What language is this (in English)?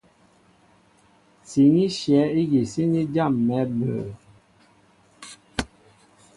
Mbo (Cameroon)